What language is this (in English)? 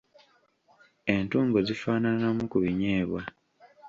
Ganda